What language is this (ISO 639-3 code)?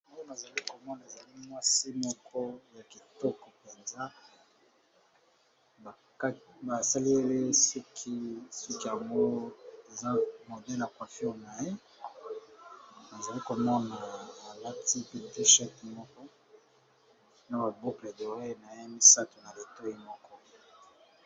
lin